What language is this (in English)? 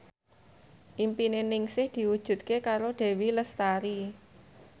Javanese